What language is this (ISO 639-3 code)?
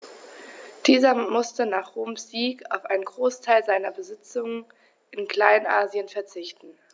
deu